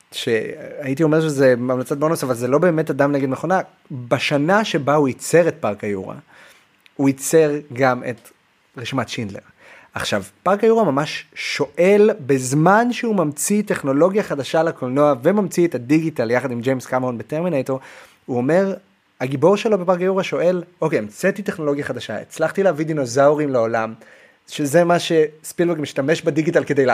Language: Hebrew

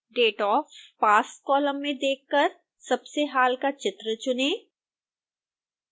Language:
Hindi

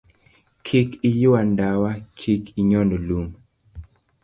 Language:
Luo (Kenya and Tanzania)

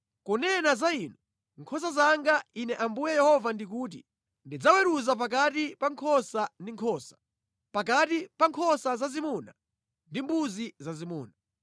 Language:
Nyanja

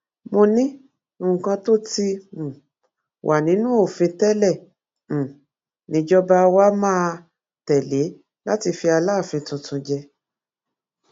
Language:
Yoruba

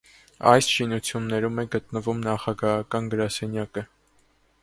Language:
Armenian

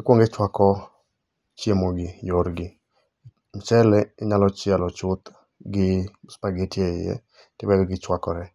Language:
Luo (Kenya and Tanzania)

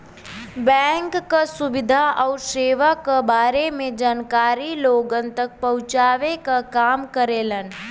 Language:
Bhojpuri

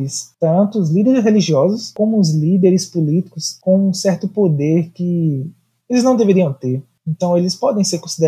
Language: Portuguese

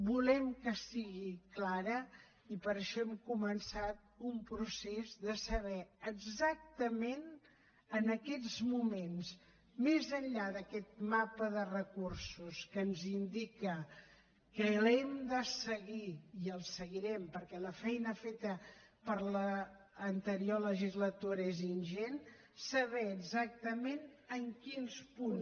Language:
Catalan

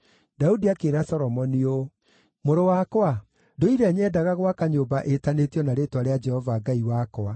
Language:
Kikuyu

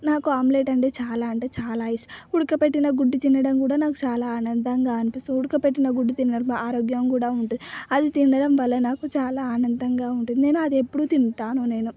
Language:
Telugu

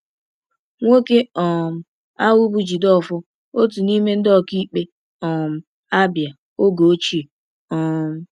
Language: Igbo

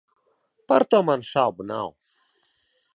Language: Latvian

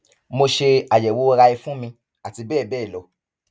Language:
Yoruba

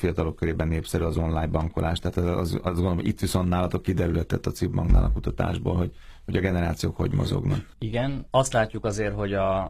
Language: Hungarian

